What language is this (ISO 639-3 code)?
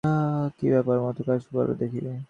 ben